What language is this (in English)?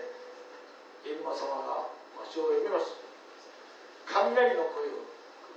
Japanese